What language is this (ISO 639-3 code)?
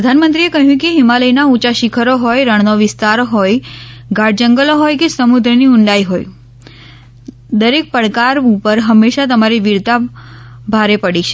guj